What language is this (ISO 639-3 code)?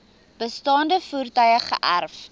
afr